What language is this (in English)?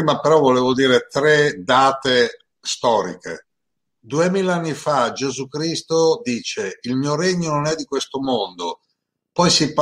Italian